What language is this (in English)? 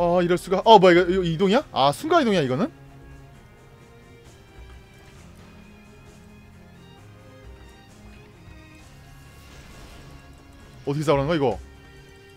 Korean